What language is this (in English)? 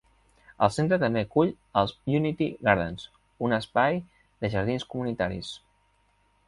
Catalan